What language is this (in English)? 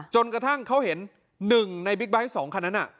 Thai